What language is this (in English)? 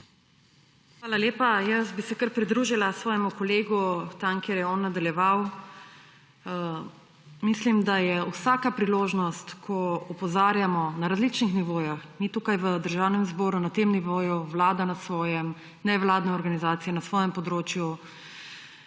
Slovenian